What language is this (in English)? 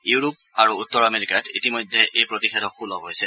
Assamese